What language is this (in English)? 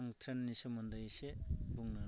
Bodo